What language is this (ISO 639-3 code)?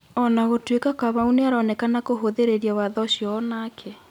kik